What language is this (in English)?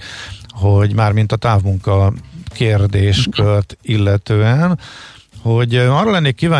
Hungarian